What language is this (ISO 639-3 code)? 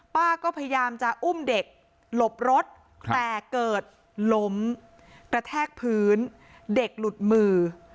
tha